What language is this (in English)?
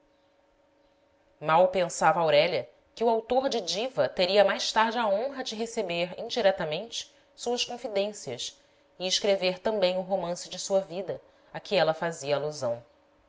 Portuguese